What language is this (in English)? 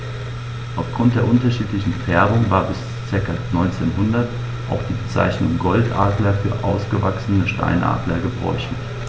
German